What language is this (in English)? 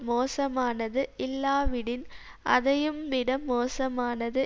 Tamil